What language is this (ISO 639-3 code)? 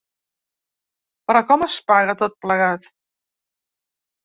cat